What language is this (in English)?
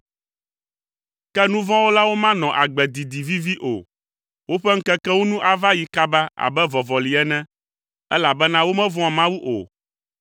Ewe